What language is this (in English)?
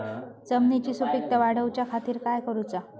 Marathi